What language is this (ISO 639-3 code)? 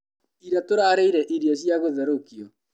kik